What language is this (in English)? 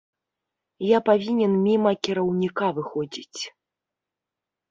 Belarusian